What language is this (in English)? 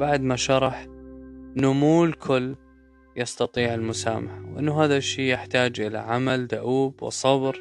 Arabic